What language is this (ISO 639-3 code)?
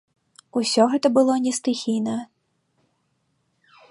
bel